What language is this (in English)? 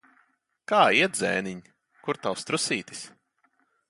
Latvian